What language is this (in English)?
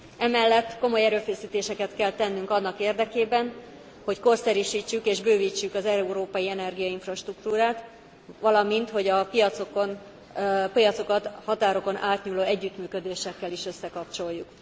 Hungarian